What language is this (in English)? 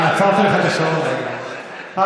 Hebrew